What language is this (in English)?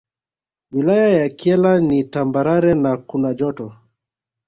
Swahili